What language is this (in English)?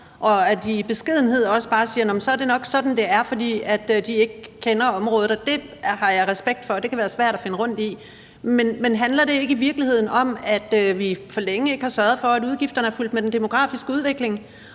Danish